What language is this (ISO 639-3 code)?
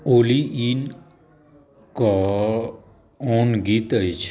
mai